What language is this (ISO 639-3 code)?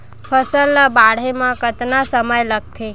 hne